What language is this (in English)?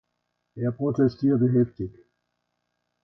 German